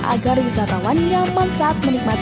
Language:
Indonesian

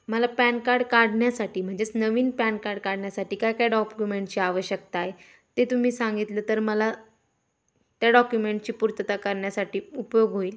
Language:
Marathi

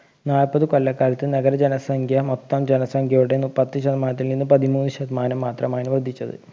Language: Malayalam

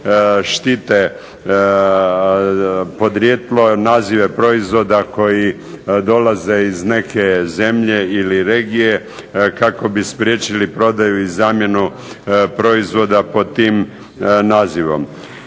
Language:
Croatian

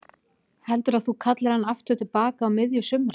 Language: Icelandic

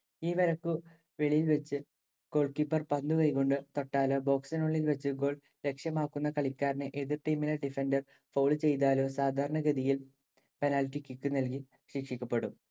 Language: Malayalam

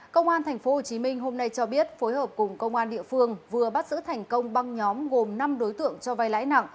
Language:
Vietnamese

